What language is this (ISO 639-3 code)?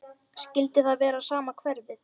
isl